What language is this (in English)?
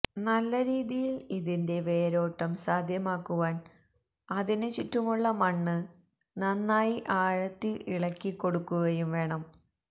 Malayalam